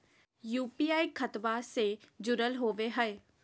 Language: Magahi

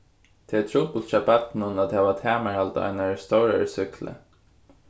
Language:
Faroese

